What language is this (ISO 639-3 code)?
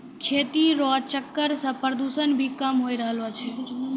mai